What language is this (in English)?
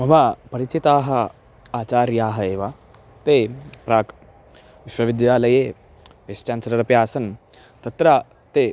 Sanskrit